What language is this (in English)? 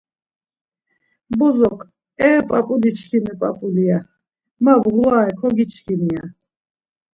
Laz